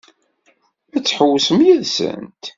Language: Kabyle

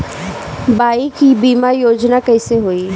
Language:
Bhojpuri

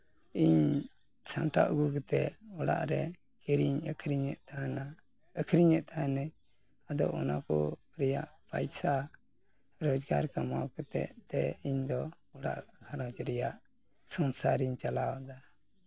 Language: Santali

